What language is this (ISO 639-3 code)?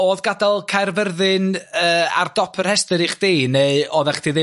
cym